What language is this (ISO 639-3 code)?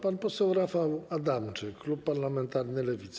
pol